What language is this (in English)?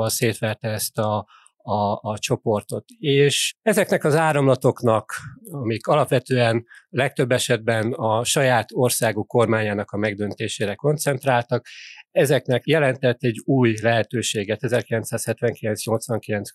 Hungarian